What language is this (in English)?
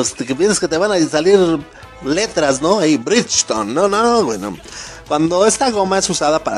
Spanish